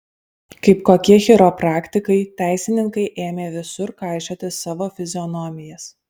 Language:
Lithuanian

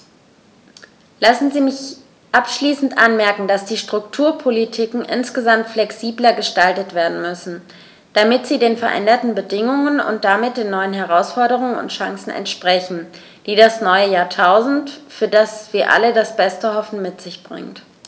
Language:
German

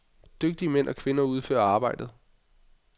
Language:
Danish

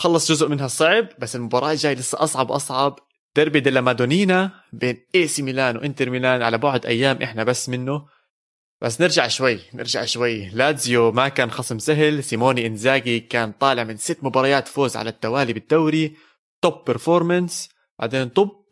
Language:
Arabic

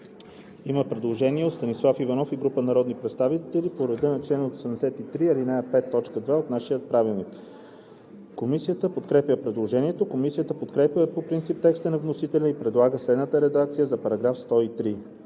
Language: Bulgarian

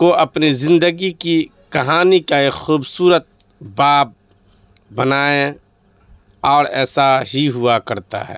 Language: Urdu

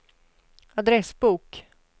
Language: Swedish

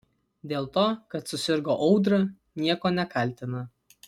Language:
Lithuanian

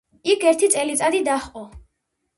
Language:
Georgian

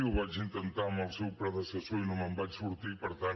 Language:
Catalan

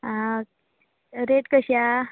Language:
Konkani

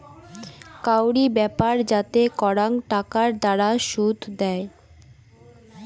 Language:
Bangla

